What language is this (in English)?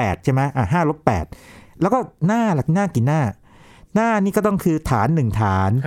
Thai